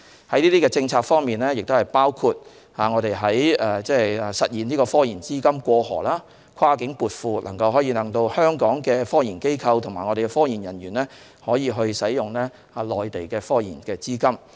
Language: Cantonese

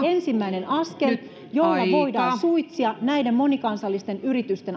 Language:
Finnish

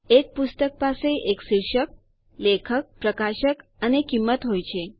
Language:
Gujarati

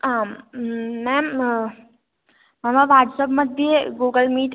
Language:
Sanskrit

